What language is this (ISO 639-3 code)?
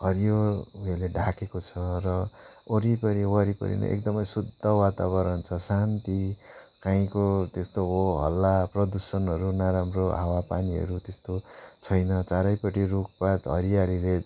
nep